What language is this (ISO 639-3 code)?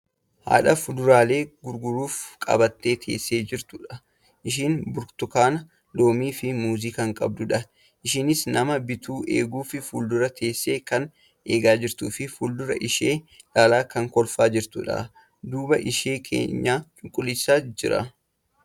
orm